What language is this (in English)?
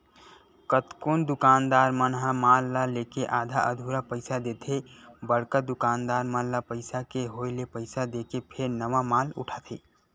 Chhattisgarhi